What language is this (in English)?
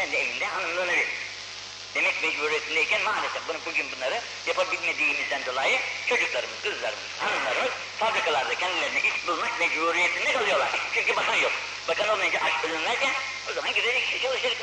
Turkish